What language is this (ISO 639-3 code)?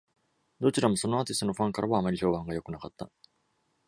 jpn